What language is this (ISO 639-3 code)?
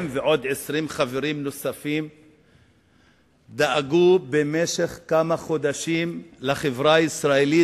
heb